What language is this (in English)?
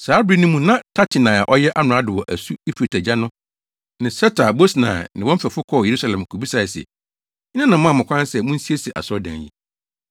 Akan